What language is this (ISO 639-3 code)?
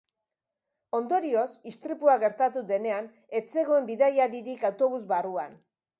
eus